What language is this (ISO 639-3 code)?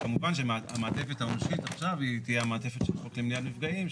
heb